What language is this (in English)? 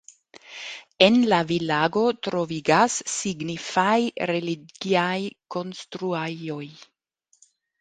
Esperanto